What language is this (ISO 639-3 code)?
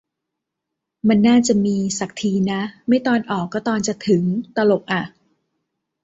tha